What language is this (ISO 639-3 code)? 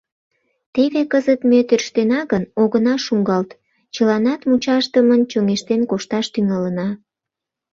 chm